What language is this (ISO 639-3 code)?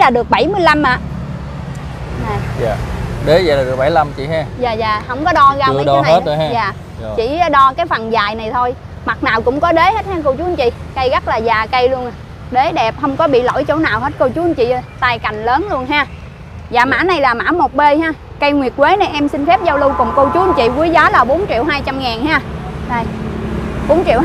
vie